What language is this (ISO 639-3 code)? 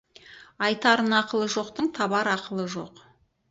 kaz